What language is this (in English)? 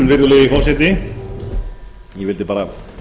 Icelandic